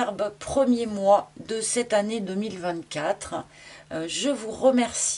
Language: French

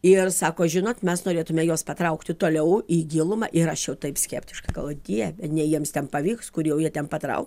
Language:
Lithuanian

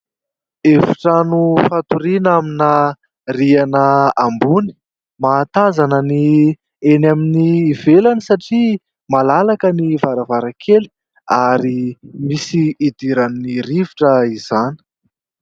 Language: Malagasy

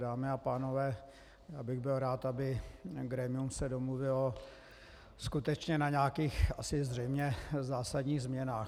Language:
Czech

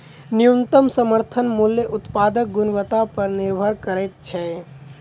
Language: Maithili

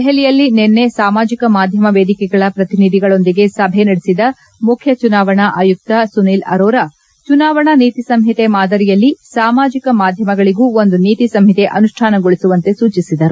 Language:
Kannada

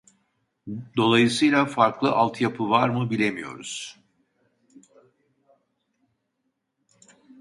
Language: Turkish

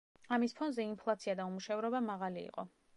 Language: Georgian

